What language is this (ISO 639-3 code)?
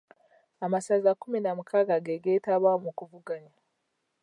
lug